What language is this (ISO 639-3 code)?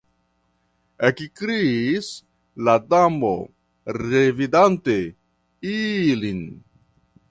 epo